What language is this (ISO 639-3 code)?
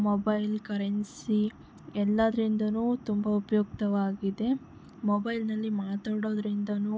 kan